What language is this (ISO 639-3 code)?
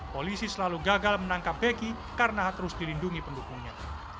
ind